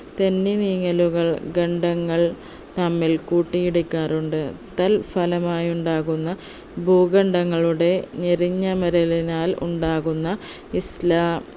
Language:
Malayalam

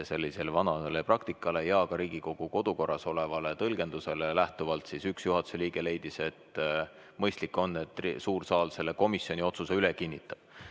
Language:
Estonian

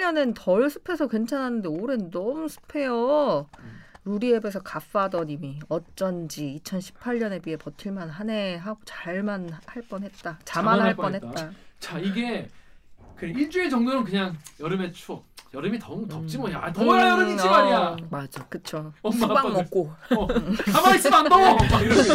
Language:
Korean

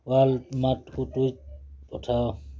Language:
Odia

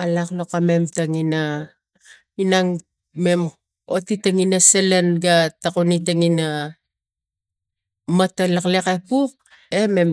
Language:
Tigak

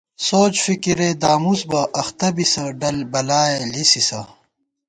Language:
Gawar-Bati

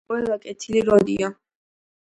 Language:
Georgian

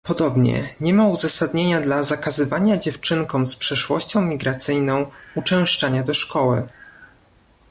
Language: Polish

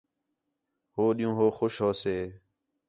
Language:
Khetrani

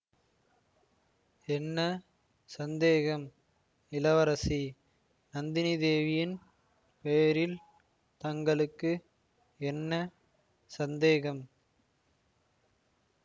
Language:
Tamil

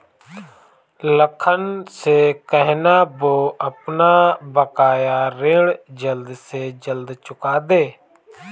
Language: Hindi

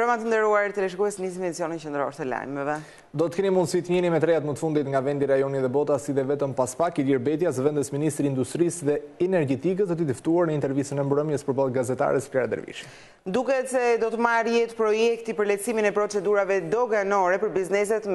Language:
Romanian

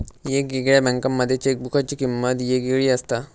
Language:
Marathi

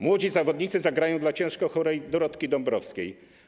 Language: Polish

